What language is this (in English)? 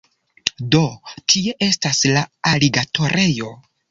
Esperanto